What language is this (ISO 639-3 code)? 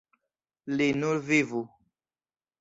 epo